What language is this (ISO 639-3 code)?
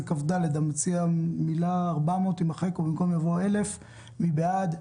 heb